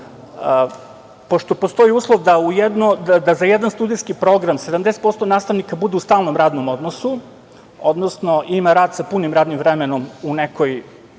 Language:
Serbian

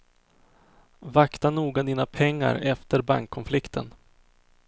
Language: Swedish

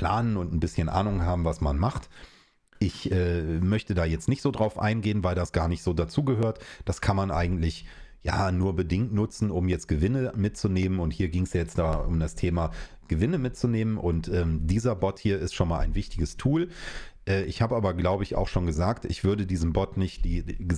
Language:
German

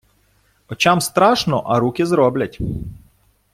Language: Ukrainian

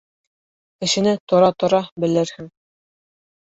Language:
Bashkir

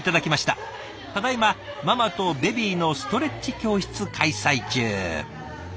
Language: Japanese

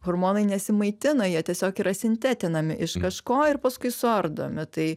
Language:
Lithuanian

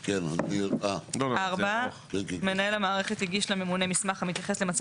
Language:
Hebrew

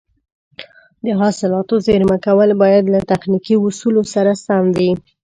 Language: Pashto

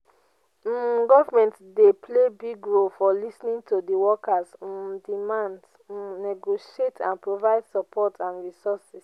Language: Nigerian Pidgin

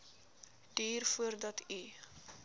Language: Afrikaans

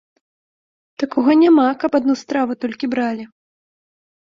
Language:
Belarusian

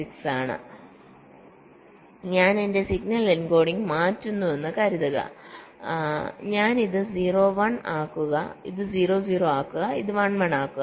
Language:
Malayalam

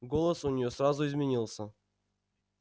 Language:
Russian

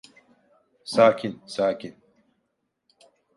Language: Turkish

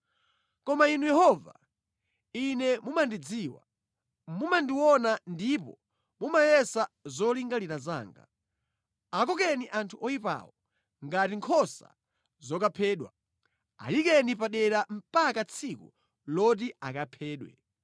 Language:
Nyanja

